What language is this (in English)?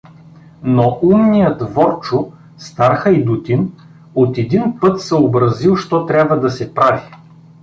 Bulgarian